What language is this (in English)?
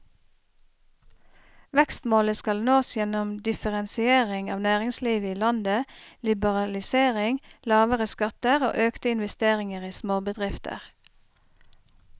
Norwegian